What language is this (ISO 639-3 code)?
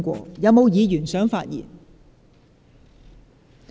yue